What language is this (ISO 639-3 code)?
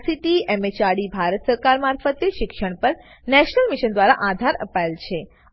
guj